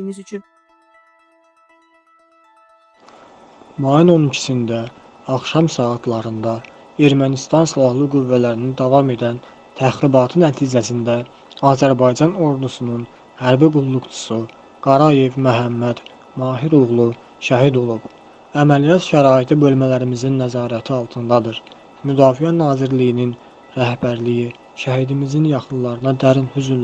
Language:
Turkish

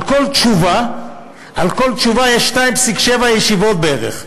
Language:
Hebrew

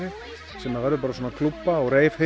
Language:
Icelandic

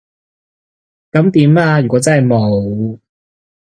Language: Cantonese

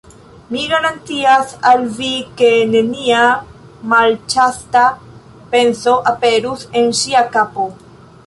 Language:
Esperanto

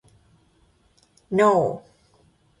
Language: Thai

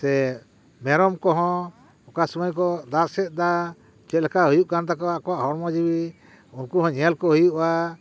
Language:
Santali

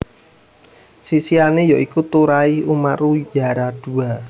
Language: Javanese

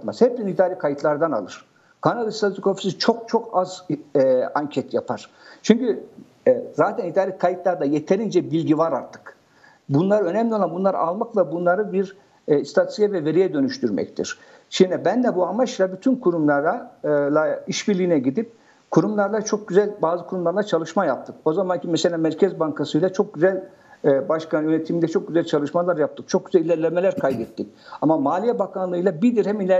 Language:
Turkish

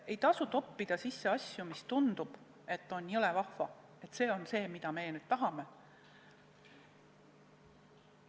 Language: Estonian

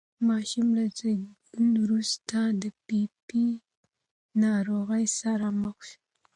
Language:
Pashto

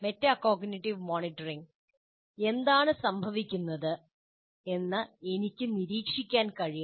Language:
Malayalam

